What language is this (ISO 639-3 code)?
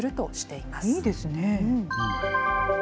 jpn